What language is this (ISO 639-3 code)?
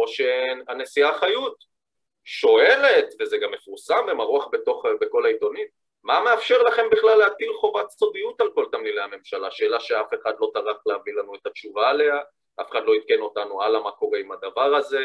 heb